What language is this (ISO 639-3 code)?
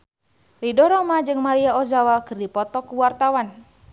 sun